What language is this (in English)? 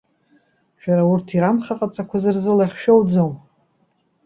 Abkhazian